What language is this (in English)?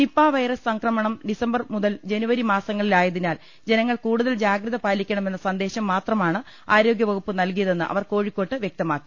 Malayalam